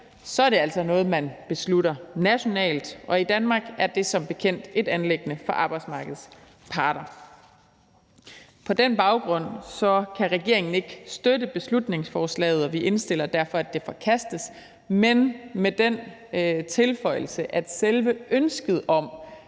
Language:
Danish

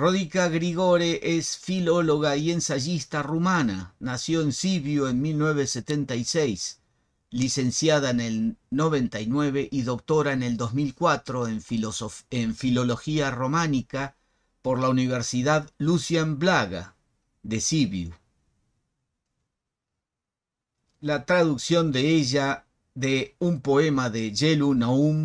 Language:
Spanish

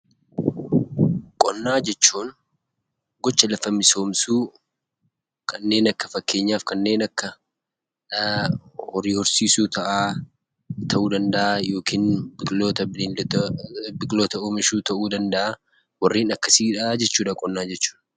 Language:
Oromo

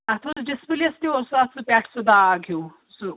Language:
Kashmiri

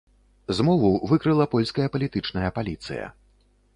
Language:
Belarusian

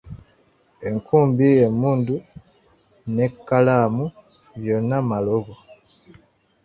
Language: Ganda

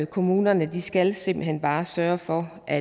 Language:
Danish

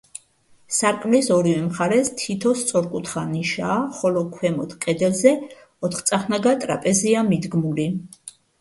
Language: Georgian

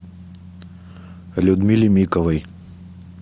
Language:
Russian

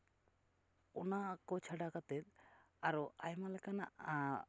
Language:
Santali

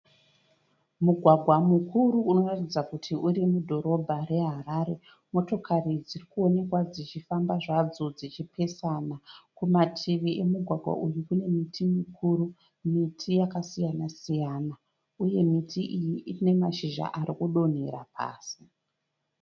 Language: Shona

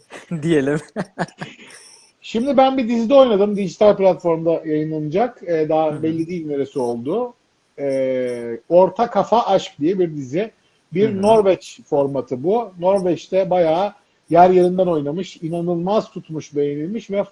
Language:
Turkish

